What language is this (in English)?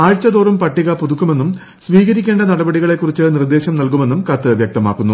Malayalam